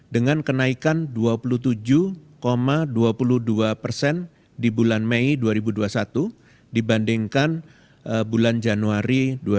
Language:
Indonesian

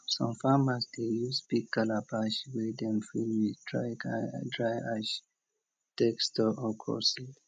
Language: Nigerian Pidgin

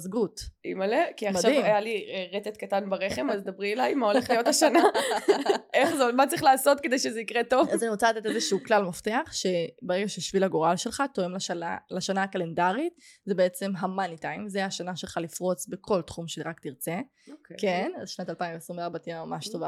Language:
Hebrew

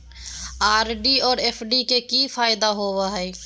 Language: Magahi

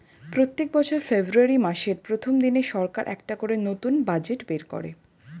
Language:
Bangla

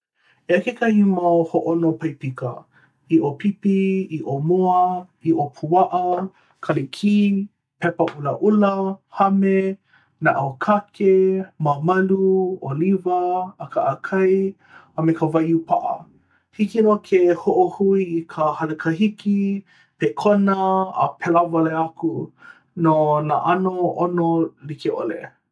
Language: Hawaiian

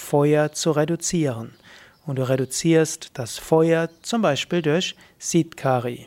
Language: German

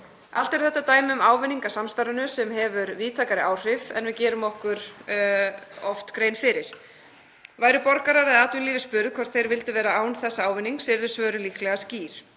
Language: Icelandic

